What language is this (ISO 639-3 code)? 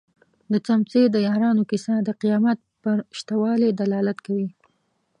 pus